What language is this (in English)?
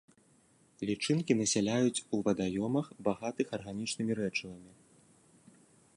Belarusian